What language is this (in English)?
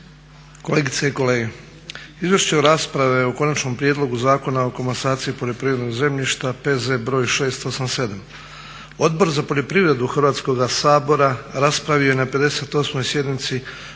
Croatian